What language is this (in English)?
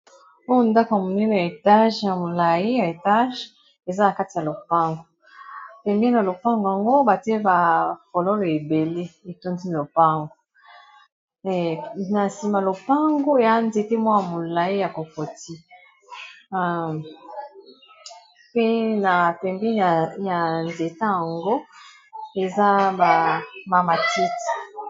Lingala